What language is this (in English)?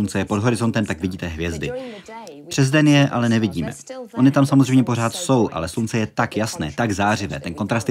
Czech